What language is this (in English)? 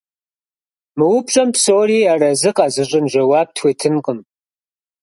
Kabardian